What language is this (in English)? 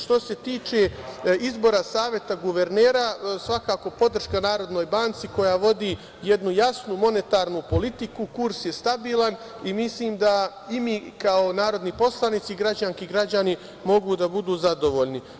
Serbian